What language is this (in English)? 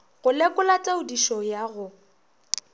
Northern Sotho